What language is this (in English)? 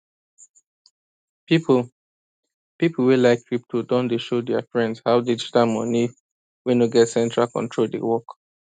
Nigerian Pidgin